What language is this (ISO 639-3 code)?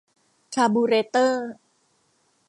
tha